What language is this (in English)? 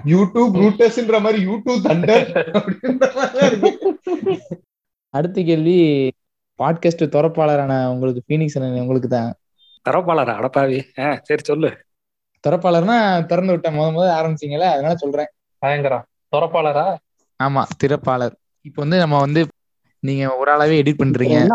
Tamil